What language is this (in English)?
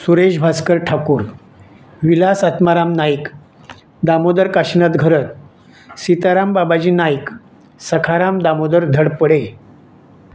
Marathi